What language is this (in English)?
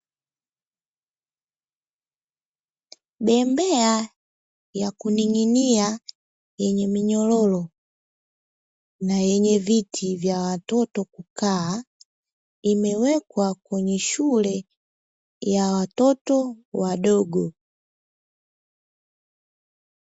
Swahili